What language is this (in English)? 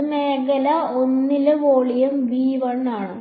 Malayalam